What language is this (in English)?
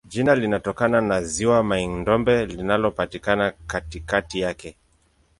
Swahili